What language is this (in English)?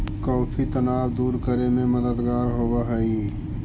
Magahi